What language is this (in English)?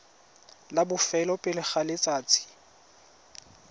Tswana